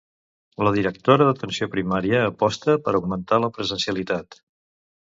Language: Catalan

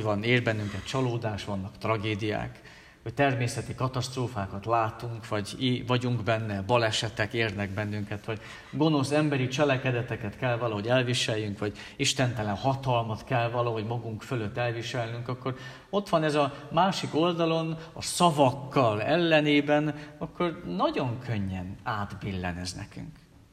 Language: Hungarian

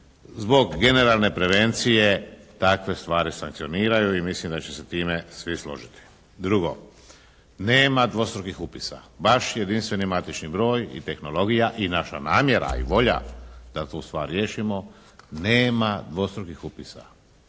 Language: Croatian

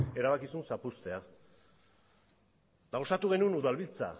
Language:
Basque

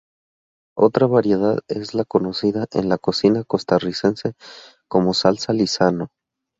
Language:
Spanish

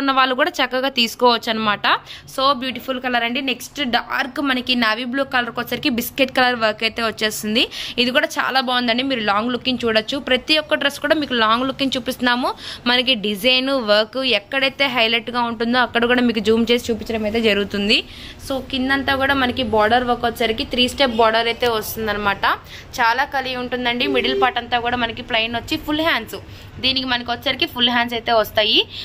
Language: Telugu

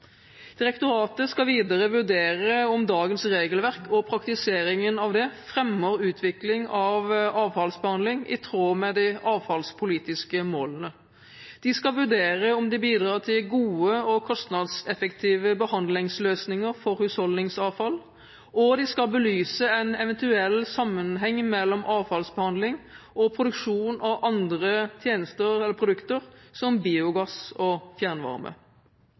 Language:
Norwegian Bokmål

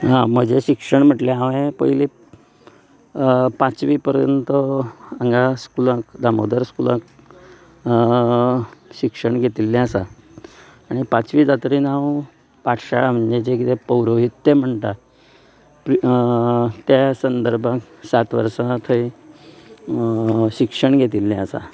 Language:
Konkani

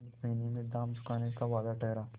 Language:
Hindi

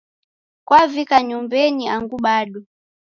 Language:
Taita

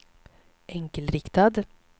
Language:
Swedish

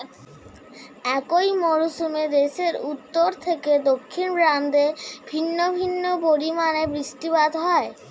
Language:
Bangla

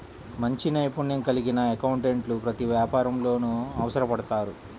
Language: Telugu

